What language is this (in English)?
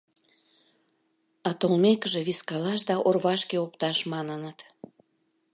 Mari